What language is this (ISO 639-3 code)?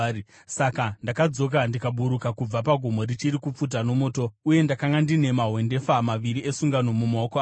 sna